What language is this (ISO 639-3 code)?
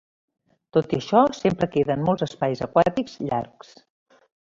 cat